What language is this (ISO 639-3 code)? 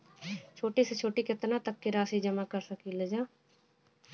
bho